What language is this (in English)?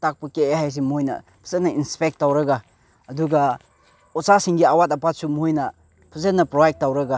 Manipuri